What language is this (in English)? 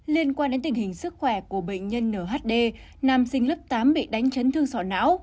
Vietnamese